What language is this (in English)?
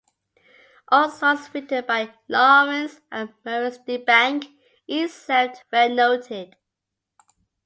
English